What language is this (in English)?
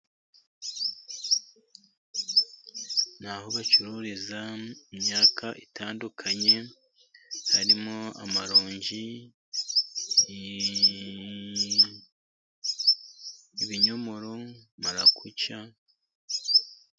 Kinyarwanda